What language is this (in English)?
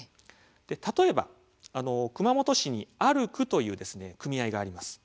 Japanese